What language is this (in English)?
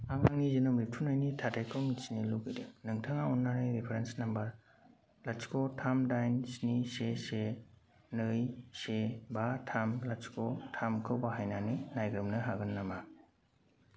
Bodo